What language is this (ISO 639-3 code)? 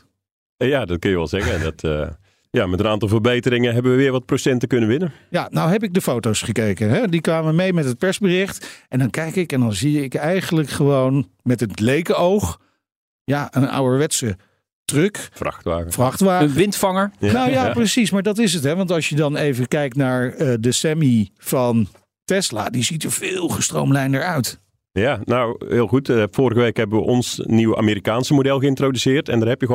nld